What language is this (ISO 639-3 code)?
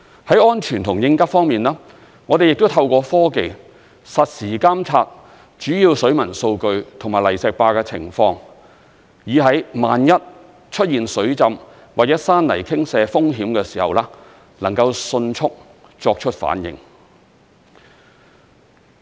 yue